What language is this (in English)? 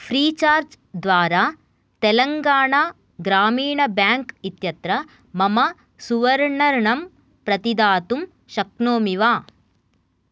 Sanskrit